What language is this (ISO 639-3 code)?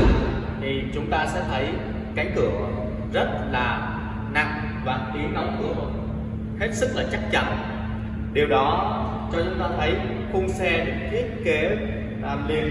vie